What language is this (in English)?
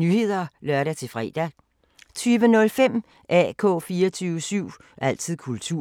Danish